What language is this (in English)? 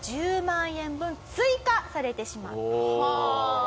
Japanese